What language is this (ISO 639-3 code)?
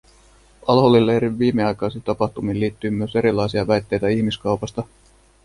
fin